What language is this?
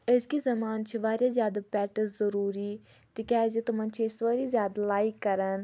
Kashmiri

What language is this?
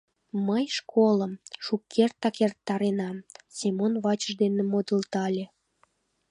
Mari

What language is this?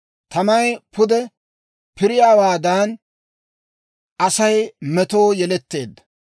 Dawro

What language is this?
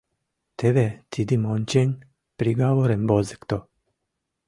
Mari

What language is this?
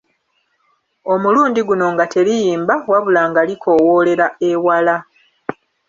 Ganda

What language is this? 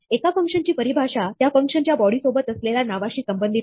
Marathi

